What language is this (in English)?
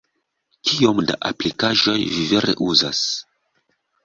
Esperanto